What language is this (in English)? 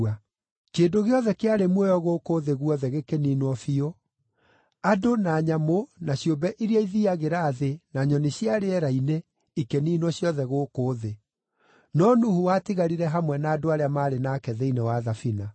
Kikuyu